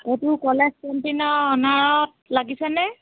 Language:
Assamese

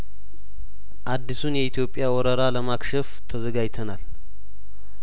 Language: Amharic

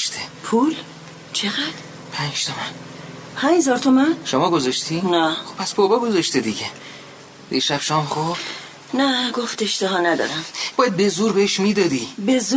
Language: Persian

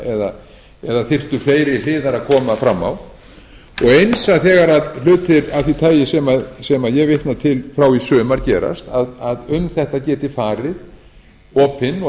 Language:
Icelandic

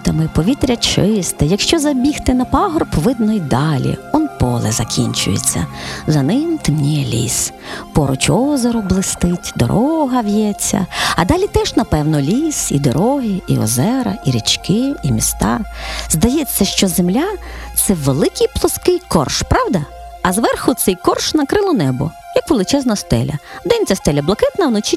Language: Ukrainian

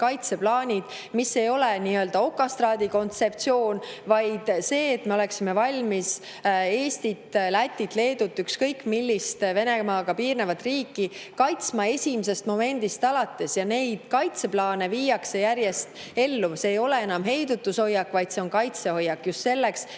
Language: Estonian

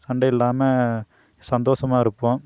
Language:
Tamil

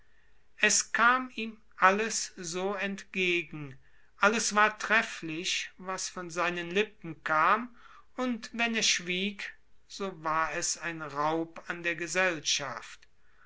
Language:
German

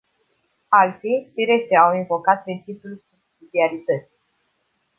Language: Romanian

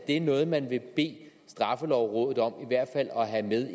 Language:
Danish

